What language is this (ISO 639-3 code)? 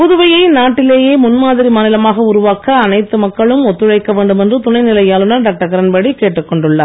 tam